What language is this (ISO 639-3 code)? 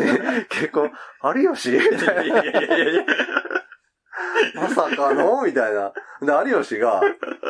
jpn